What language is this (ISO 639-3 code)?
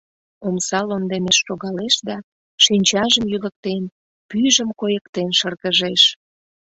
chm